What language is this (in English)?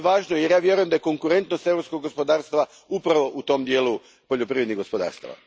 Croatian